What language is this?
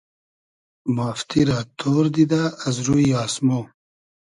Hazaragi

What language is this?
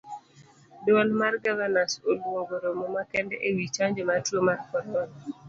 Luo (Kenya and Tanzania)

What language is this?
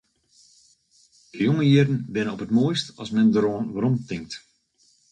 Western Frisian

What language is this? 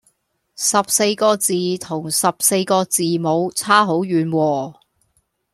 Cantonese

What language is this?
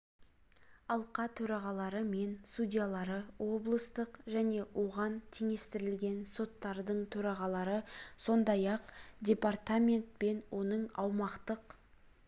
Kazakh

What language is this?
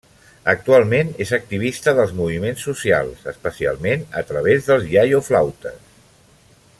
Catalan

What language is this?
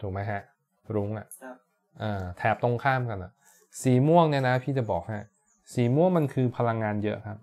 Thai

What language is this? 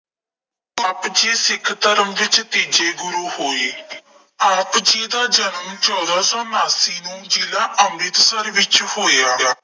Punjabi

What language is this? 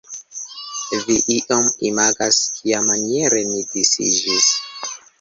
Esperanto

